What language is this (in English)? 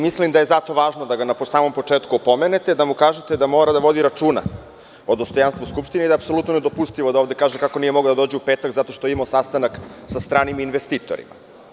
Serbian